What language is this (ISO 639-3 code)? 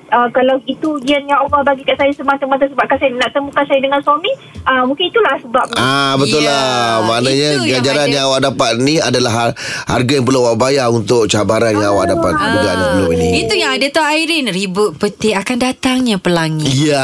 msa